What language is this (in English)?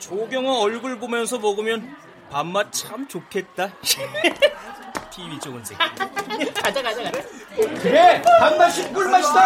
Korean